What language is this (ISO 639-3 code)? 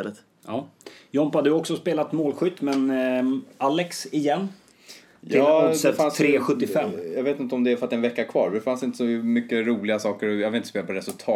swe